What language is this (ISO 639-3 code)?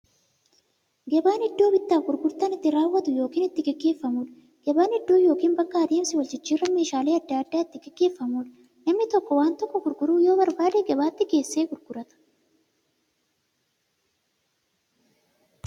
orm